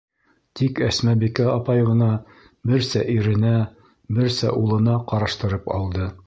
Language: Bashkir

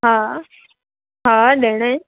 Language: Sindhi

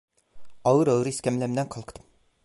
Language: Turkish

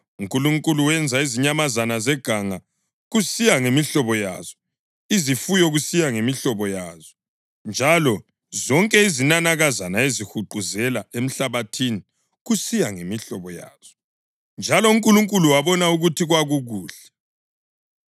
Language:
North Ndebele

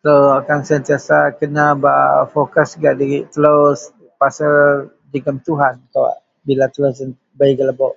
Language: Central Melanau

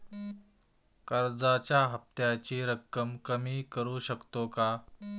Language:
Marathi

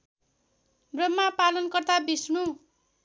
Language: Nepali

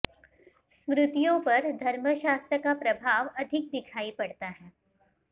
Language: Sanskrit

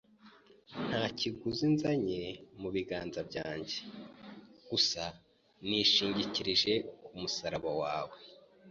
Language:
Kinyarwanda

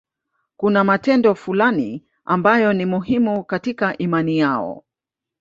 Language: Swahili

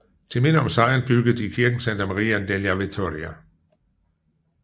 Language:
Danish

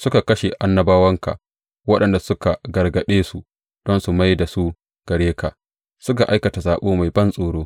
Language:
Hausa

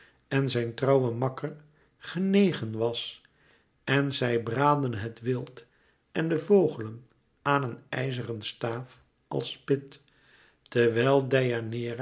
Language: Dutch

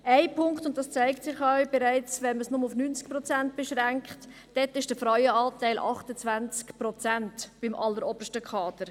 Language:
Swiss German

